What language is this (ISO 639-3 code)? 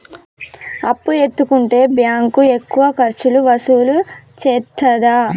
tel